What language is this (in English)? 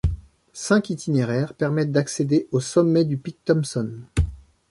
French